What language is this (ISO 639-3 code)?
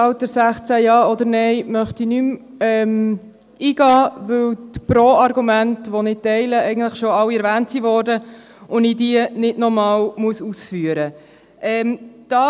gsw